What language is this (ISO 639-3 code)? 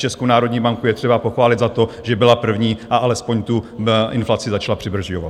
ces